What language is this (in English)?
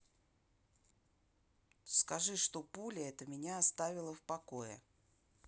Russian